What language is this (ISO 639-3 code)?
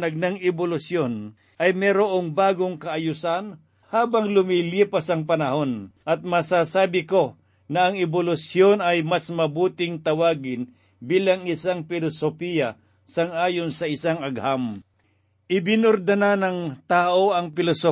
fil